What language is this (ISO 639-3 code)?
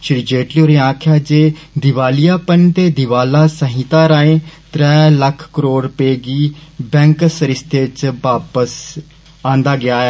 doi